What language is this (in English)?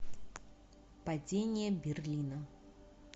Russian